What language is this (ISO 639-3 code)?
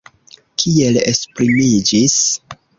epo